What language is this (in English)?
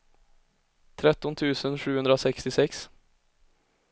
Swedish